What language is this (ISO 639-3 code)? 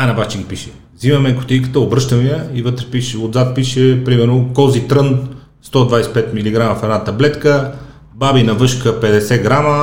bul